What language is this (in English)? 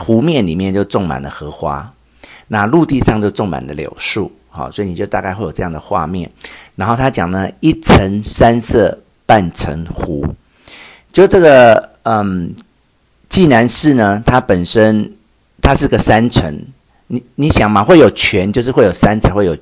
Chinese